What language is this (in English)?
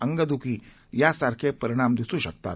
Marathi